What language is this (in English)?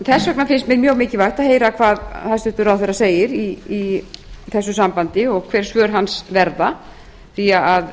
Icelandic